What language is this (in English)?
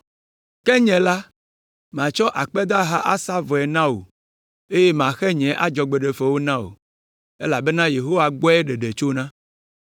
Ewe